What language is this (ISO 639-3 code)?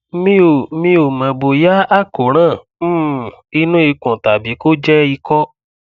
yor